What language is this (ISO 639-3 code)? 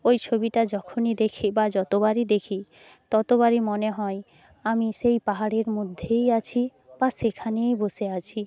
ben